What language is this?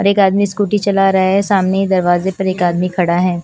Hindi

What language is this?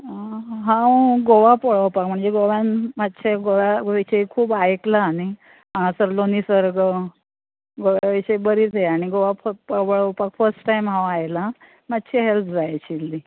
Konkani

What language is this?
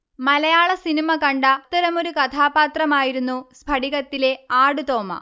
Malayalam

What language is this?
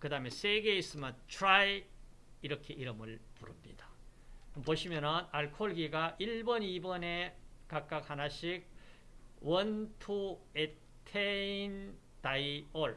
Korean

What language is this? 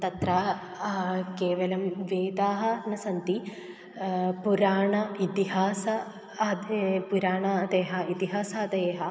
Sanskrit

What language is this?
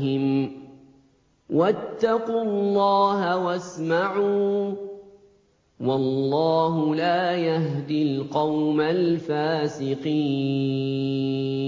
Arabic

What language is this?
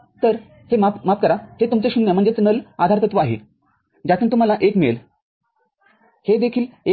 Marathi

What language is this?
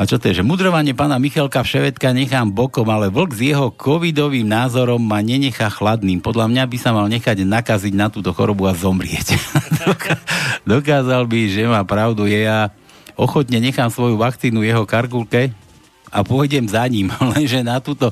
Slovak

